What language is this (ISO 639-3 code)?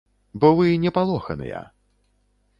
bel